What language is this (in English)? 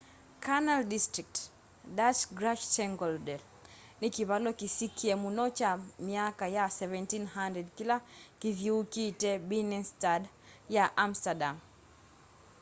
Kamba